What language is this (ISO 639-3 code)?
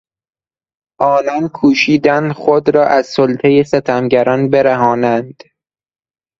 fas